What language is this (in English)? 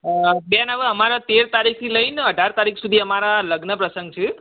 Gujarati